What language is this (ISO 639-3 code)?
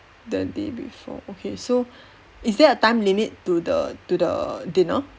eng